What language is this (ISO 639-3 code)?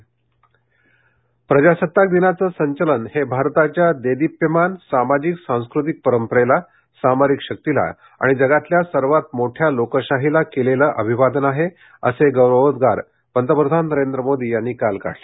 mar